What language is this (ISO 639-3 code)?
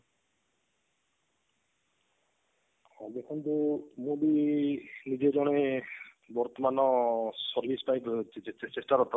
ori